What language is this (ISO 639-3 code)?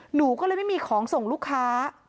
tha